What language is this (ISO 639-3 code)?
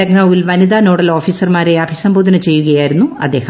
mal